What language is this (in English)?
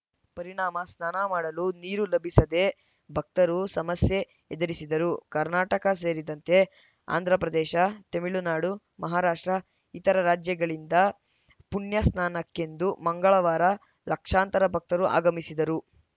Kannada